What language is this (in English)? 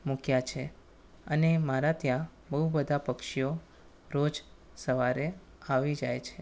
Gujarati